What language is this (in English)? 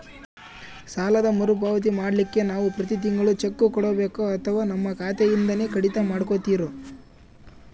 Kannada